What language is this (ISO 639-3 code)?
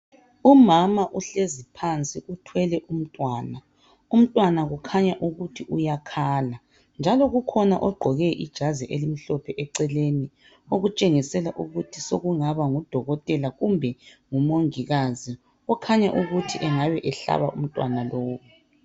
nde